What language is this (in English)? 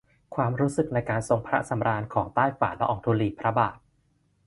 Thai